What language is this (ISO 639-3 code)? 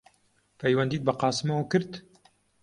ckb